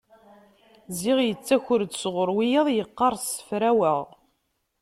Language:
Kabyle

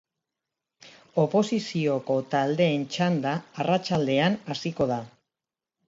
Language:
Basque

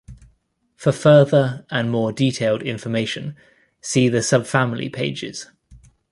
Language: English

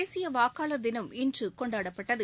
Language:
Tamil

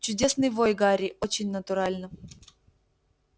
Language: Russian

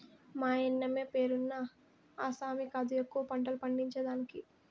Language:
Telugu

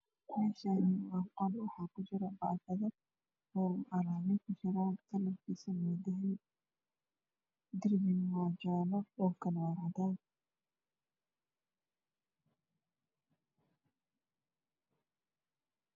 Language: Somali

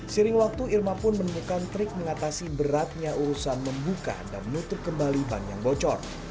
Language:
Indonesian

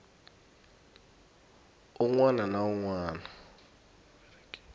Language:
Tsonga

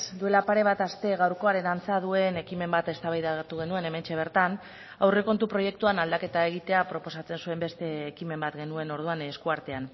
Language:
Basque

